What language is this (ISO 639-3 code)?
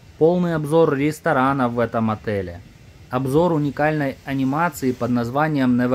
rus